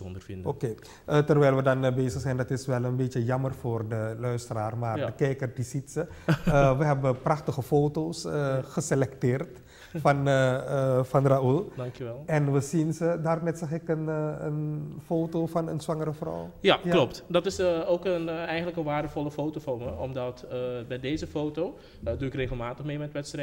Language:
Dutch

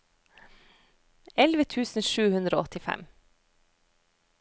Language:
Norwegian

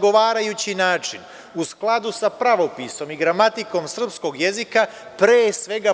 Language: Serbian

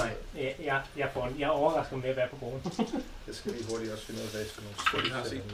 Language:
Danish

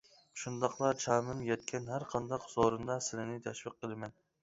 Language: Uyghur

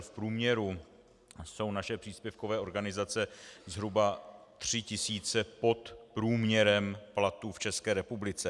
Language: Czech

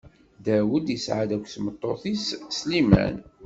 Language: Kabyle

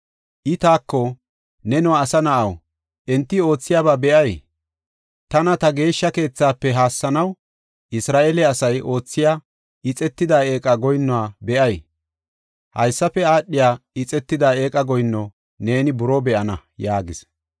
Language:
Gofa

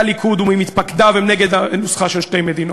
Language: Hebrew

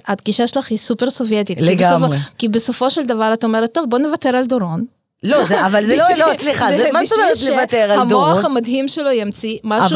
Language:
Hebrew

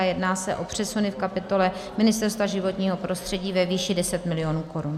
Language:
Czech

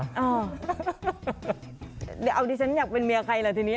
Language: Thai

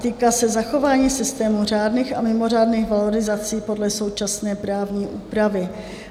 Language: Czech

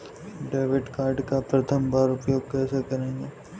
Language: Hindi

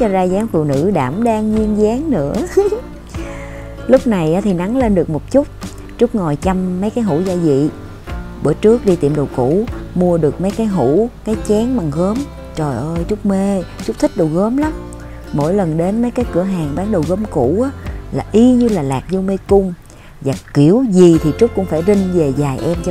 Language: Vietnamese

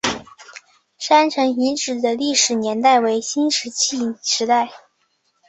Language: Chinese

